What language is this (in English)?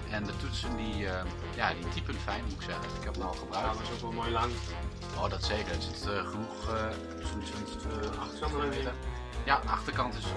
Dutch